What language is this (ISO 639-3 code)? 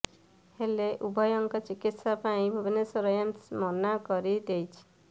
ori